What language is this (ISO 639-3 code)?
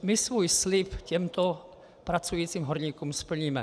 ces